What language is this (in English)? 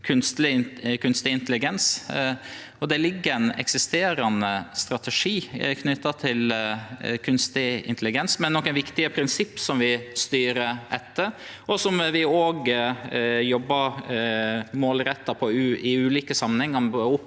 Norwegian